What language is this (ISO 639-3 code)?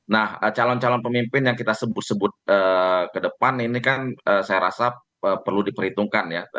ind